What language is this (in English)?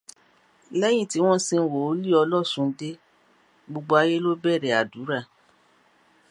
Yoruba